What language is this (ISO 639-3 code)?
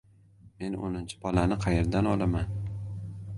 uzb